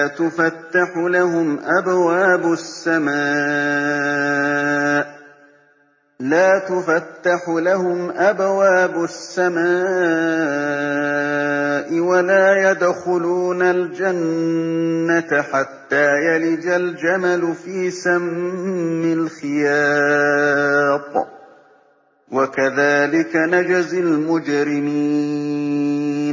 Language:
Arabic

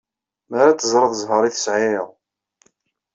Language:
Kabyle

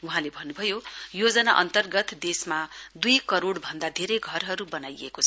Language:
Nepali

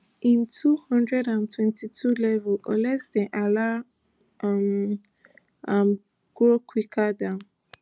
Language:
Nigerian Pidgin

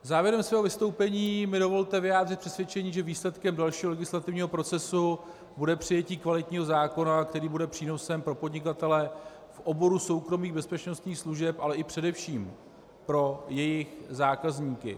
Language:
Czech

